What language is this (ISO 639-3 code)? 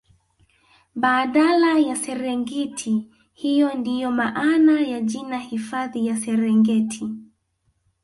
swa